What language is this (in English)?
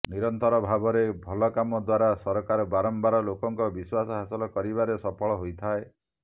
Odia